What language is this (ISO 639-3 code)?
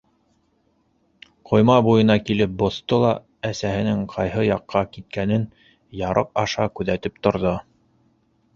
bak